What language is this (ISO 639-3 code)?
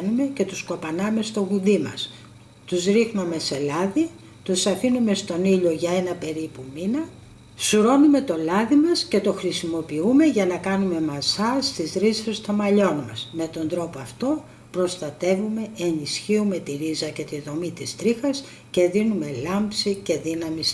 ell